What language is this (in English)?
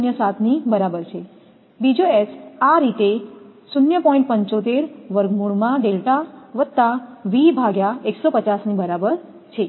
Gujarati